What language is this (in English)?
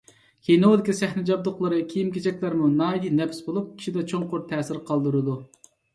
Uyghur